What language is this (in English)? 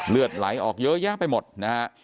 Thai